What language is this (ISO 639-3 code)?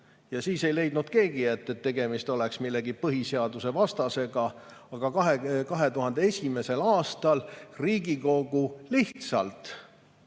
est